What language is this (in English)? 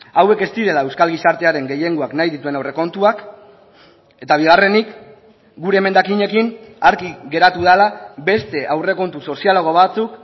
Basque